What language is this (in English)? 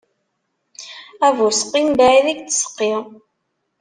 Kabyle